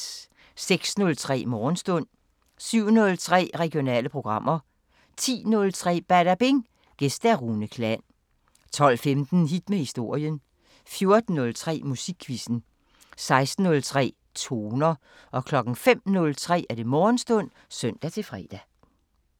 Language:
Danish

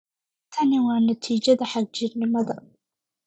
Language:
Somali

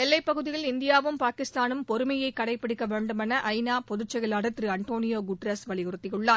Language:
Tamil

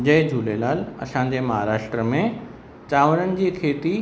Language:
Sindhi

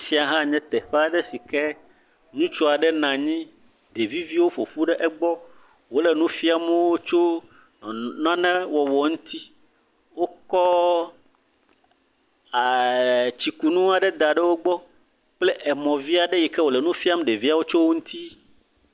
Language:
Ewe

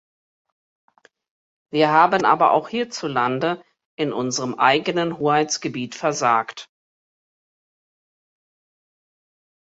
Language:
German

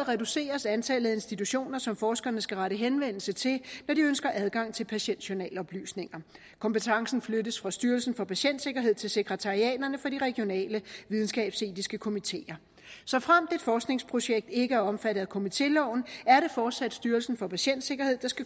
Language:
Danish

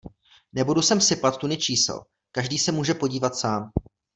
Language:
Czech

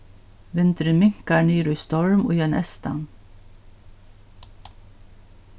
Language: Faroese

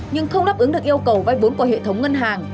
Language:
Vietnamese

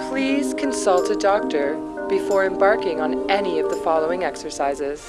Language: English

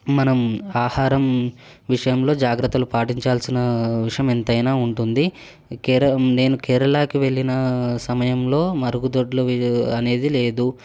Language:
Telugu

